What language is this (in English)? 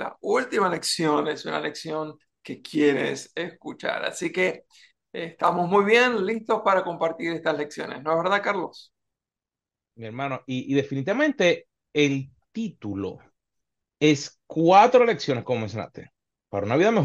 Spanish